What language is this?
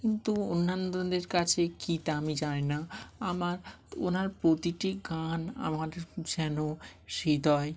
Bangla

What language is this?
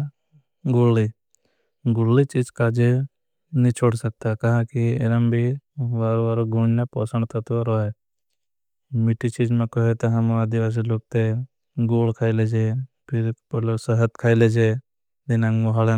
Bhili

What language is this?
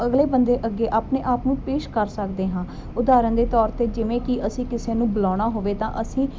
Punjabi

